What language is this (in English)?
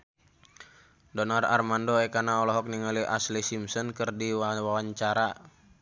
Sundanese